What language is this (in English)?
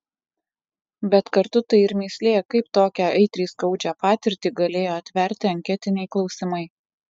Lithuanian